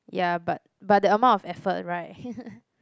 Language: English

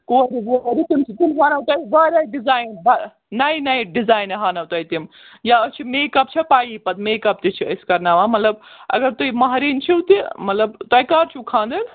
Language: Kashmiri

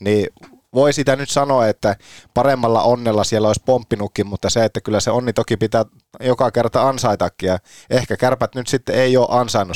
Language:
Finnish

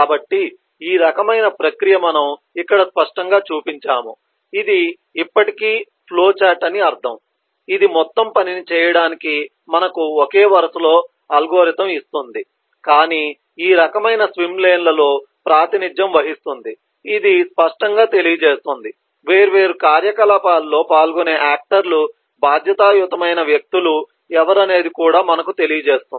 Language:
Telugu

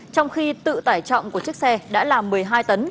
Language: Vietnamese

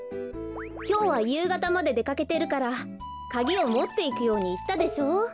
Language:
Japanese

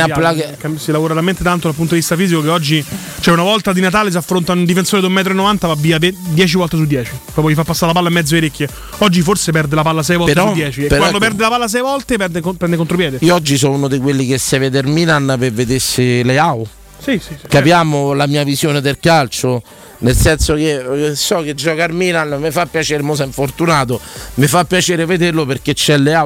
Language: Italian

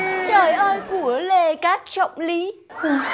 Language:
Vietnamese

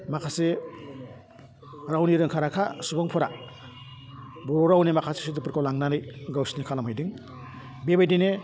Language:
Bodo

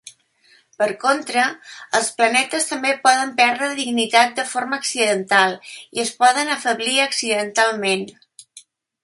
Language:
Catalan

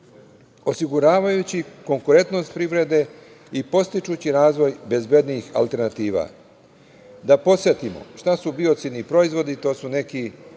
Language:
Serbian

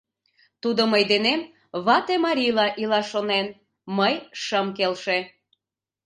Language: Mari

